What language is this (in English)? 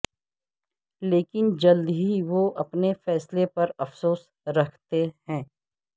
Urdu